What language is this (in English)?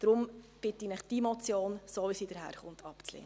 Swiss German